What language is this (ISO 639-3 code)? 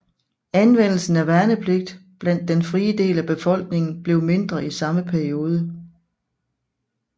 dan